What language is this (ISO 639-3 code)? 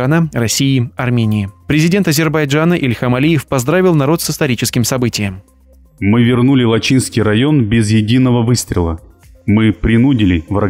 rus